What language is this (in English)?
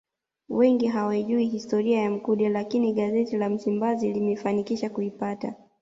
Swahili